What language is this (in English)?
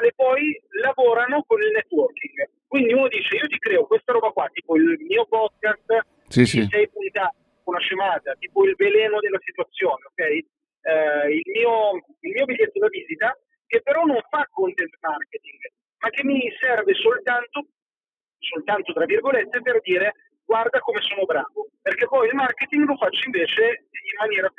Italian